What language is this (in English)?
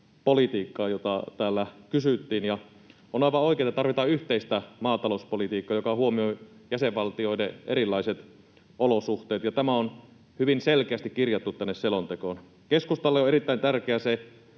Finnish